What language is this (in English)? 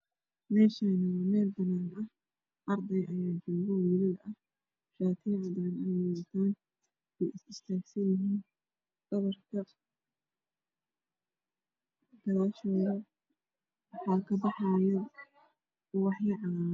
Somali